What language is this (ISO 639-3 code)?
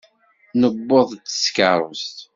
kab